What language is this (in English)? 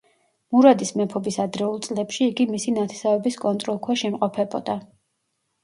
Georgian